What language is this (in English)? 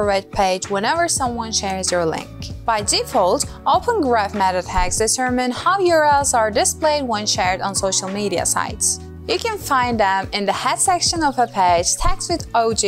English